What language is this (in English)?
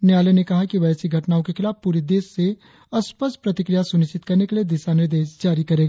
Hindi